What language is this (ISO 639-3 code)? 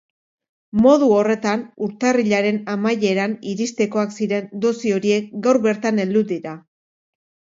eus